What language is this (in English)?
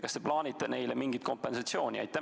Estonian